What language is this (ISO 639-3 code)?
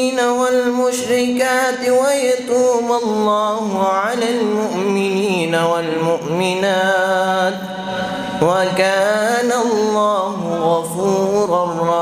ara